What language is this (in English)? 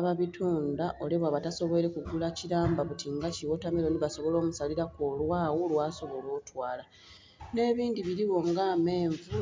Soga